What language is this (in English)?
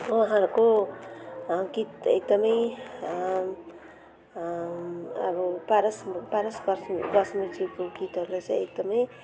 Nepali